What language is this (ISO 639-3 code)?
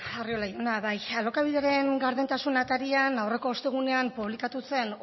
eus